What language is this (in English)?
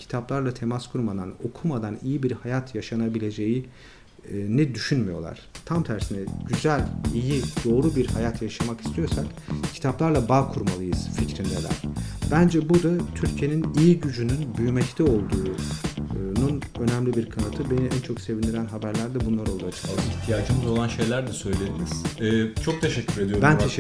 Turkish